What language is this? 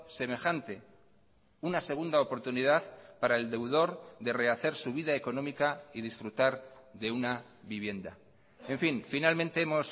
Spanish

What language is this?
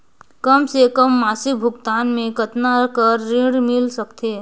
Chhattisgarhi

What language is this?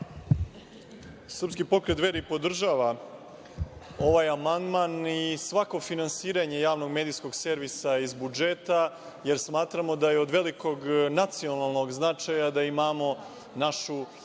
Serbian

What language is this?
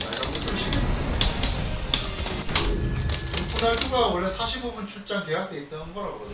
Korean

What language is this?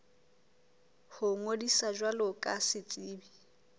Southern Sotho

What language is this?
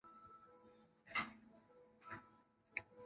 Chinese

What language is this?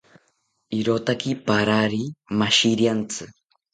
South Ucayali Ashéninka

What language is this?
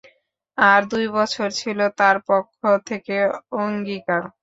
Bangla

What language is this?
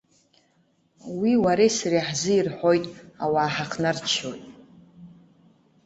Abkhazian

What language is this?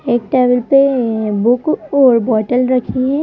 Hindi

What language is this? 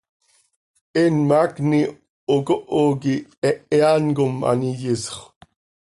Seri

